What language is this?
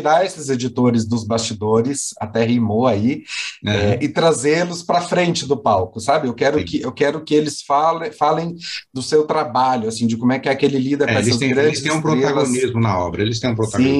Portuguese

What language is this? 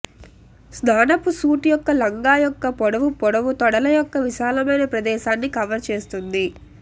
Telugu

